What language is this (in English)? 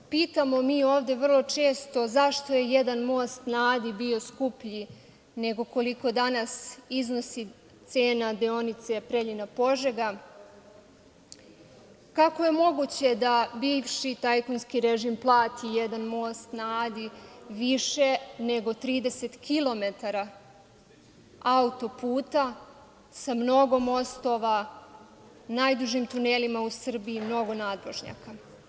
Serbian